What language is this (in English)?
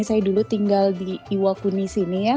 Indonesian